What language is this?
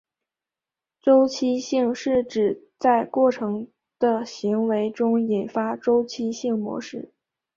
Chinese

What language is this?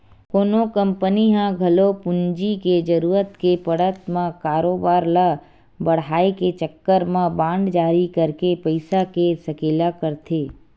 Chhattisgarhi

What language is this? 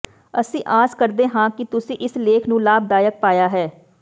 Punjabi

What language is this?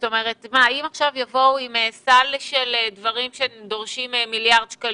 Hebrew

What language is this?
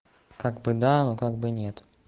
Russian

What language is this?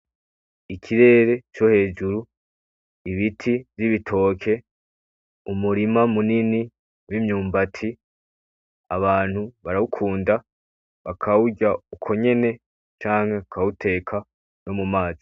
Rundi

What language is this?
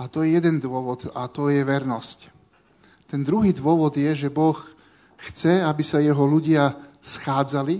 Slovak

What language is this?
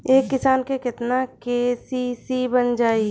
Bhojpuri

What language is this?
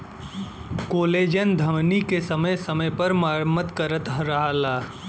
Bhojpuri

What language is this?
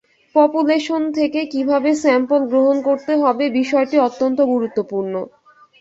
Bangla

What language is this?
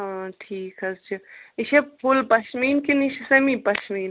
Kashmiri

